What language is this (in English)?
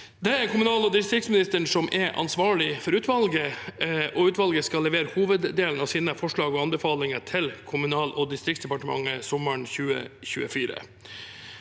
Norwegian